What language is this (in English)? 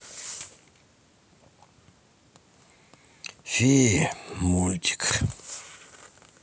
Russian